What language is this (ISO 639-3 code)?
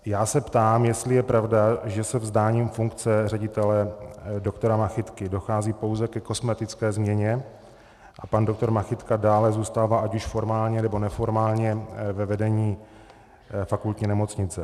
ces